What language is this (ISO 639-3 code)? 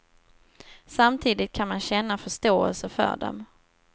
swe